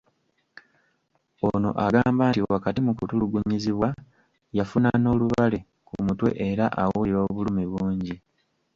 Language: Ganda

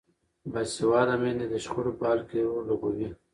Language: Pashto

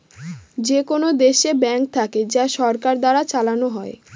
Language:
Bangla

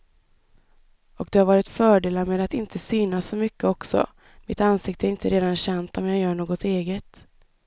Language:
Swedish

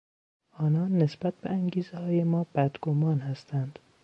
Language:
Persian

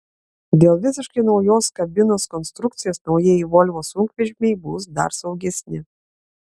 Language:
Lithuanian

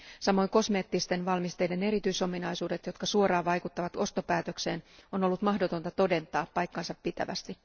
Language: Finnish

